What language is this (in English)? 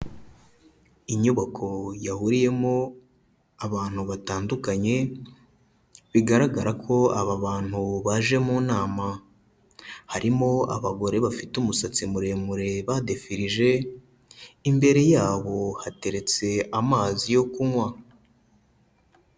Kinyarwanda